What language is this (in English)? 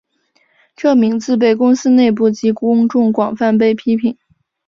Chinese